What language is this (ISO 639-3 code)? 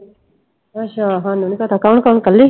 pan